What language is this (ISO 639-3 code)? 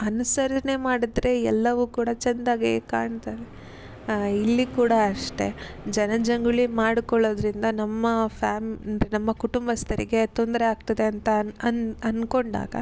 kan